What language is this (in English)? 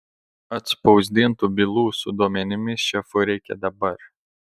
Lithuanian